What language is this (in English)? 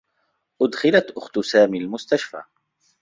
Arabic